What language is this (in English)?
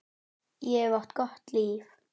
Icelandic